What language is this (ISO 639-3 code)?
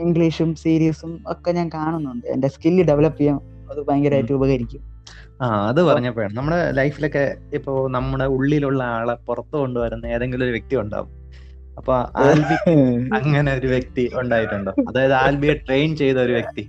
mal